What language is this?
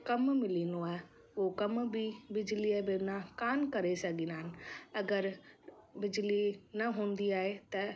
Sindhi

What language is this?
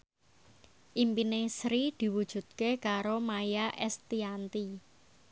Javanese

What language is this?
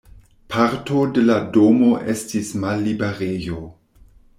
Esperanto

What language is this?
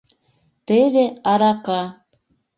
Mari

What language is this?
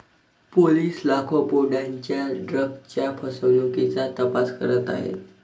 Marathi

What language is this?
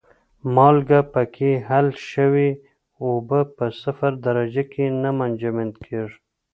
Pashto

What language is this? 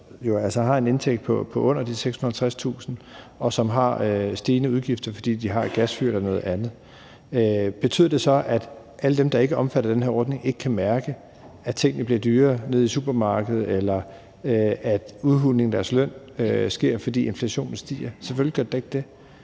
Danish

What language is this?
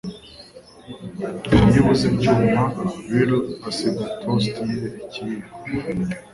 Kinyarwanda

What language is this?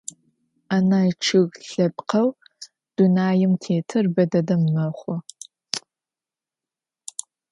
Adyghe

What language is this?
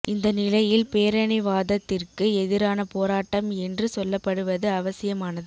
Tamil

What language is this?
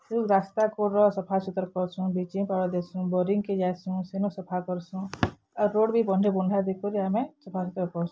Odia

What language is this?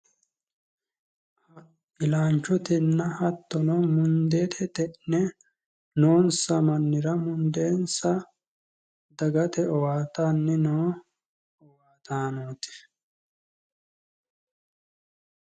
Sidamo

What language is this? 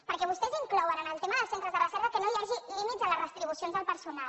Catalan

